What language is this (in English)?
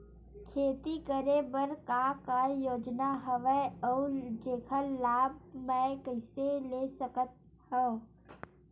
Chhattisgarhi